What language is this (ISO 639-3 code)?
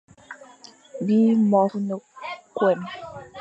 fan